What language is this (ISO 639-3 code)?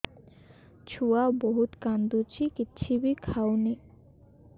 ori